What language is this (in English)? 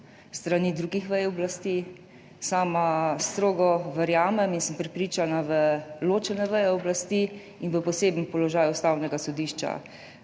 Slovenian